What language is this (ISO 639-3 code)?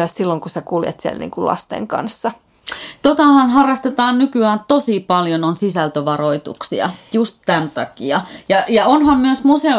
fin